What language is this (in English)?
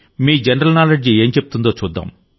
Telugu